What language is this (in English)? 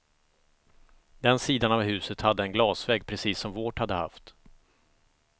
Swedish